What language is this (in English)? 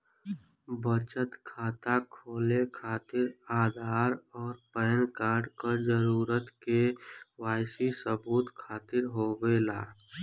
Bhojpuri